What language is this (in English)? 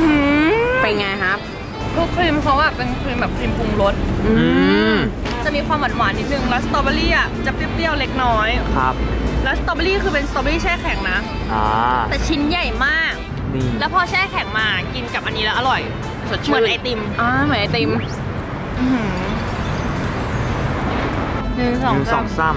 Thai